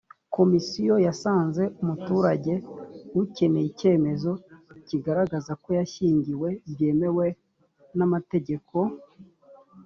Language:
Kinyarwanda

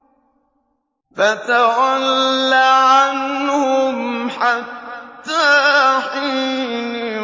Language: Arabic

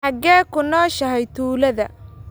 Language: Somali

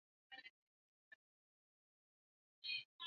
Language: Swahili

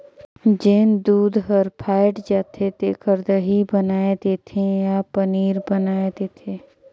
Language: Chhattisgarhi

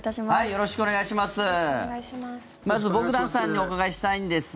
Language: Japanese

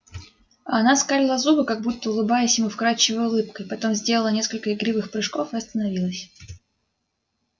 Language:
Russian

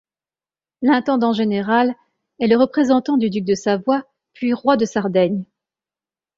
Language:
French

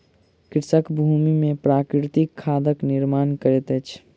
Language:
Maithili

